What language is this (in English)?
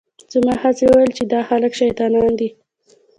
Pashto